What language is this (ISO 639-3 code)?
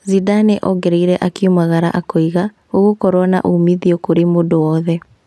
kik